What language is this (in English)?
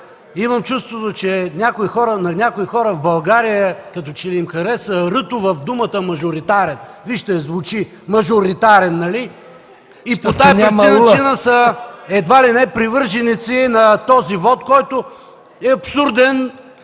Bulgarian